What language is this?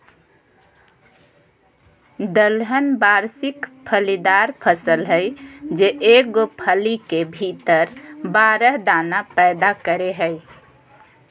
Magahi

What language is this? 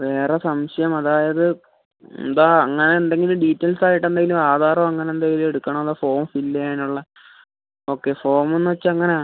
Malayalam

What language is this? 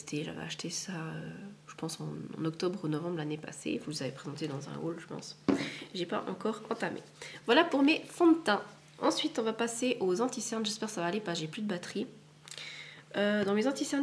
French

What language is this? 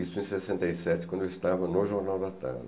Portuguese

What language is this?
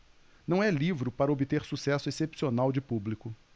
Portuguese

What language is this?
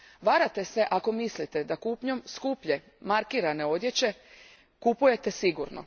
Croatian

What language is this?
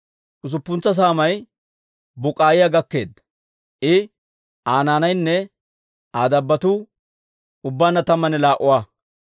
Dawro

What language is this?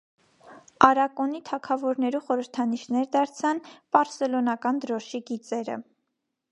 Armenian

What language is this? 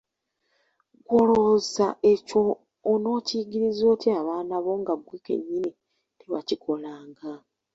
Ganda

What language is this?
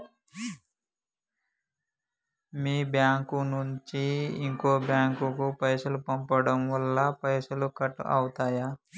Telugu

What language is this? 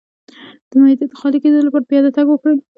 Pashto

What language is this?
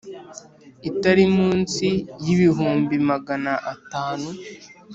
Kinyarwanda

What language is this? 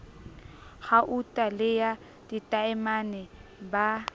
Southern Sotho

